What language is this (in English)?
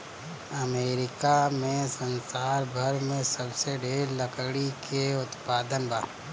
Bhojpuri